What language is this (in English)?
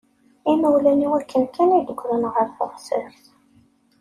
Kabyle